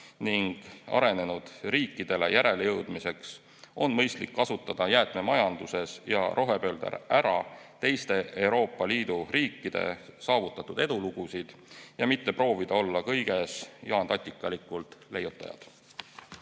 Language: Estonian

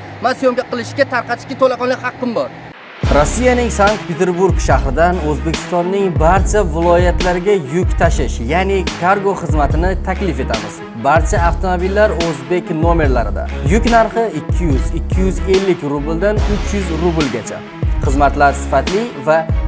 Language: Turkish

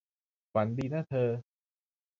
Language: Thai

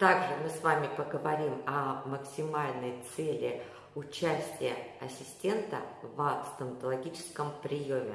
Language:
Russian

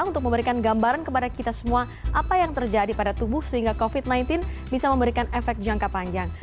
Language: Indonesian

